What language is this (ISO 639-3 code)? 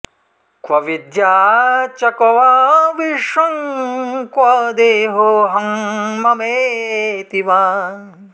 san